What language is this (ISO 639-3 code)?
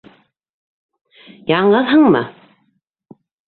bak